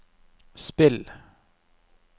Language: Norwegian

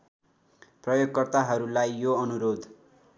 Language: Nepali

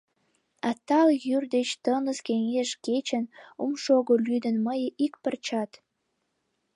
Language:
Mari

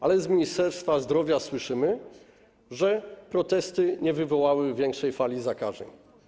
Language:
Polish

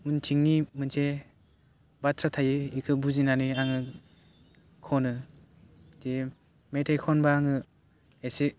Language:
Bodo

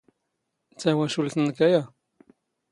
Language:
Standard Moroccan Tamazight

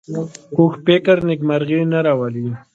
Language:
Pashto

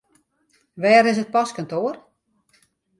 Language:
Western Frisian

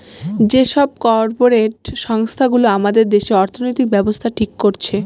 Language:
Bangla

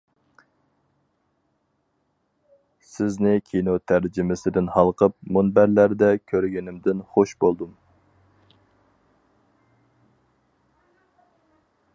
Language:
Uyghur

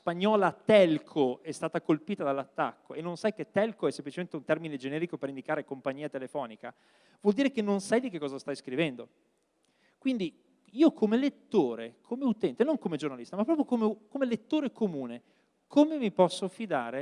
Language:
Italian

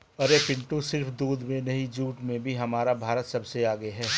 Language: Hindi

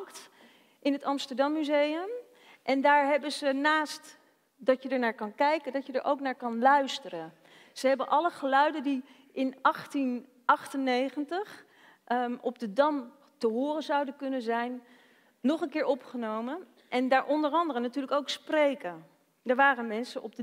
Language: Dutch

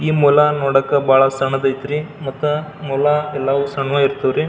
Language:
Kannada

